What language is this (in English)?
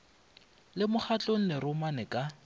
Northern Sotho